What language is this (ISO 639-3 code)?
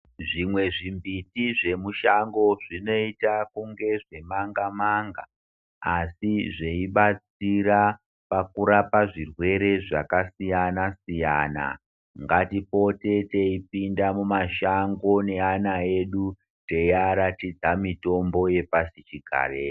ndc